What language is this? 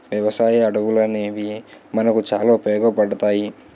Telugu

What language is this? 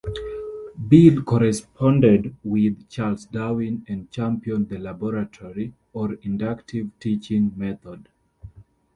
English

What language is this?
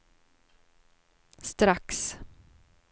Swedish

